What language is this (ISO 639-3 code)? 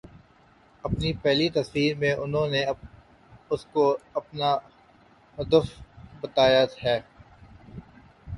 urd